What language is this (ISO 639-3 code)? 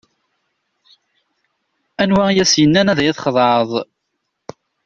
kab